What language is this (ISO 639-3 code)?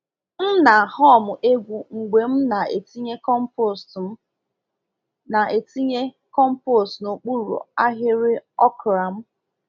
ibo